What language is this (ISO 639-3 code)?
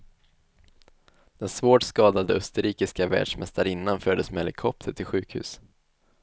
swe